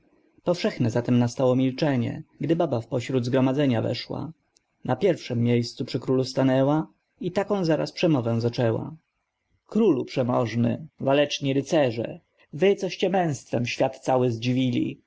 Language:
Polish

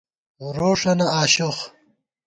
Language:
Gawar-Bati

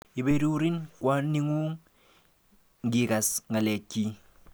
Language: Kalenjin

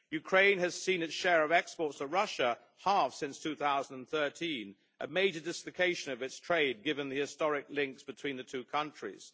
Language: English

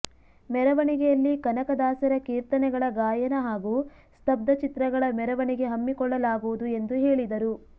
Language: Kannada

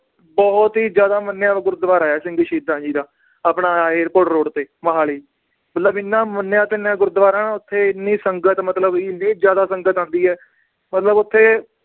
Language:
Punjabi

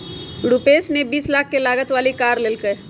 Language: Magahi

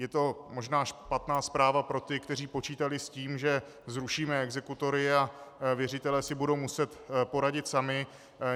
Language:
Czech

